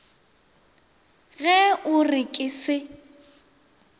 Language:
Northern Sotho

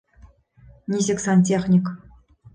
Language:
Bashkir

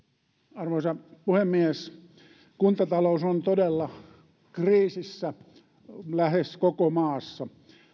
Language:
Finnish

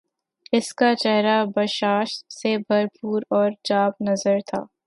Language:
Urdu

